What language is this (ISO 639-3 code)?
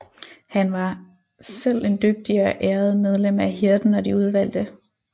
dan